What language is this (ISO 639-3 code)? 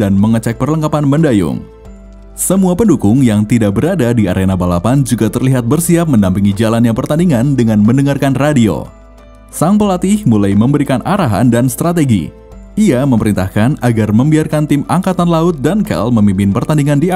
ind